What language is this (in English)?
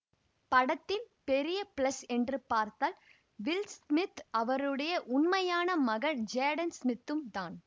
Tamil